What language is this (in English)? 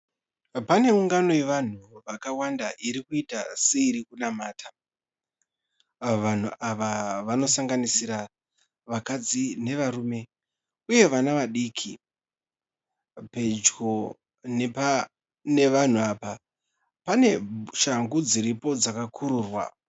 Shona